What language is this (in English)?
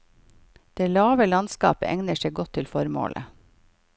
Norwegian